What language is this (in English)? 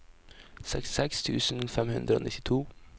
Norwegian